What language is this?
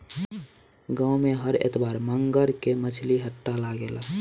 Bhojpuri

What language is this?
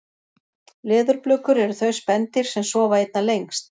Icelandic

